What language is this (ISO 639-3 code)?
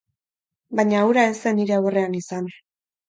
eus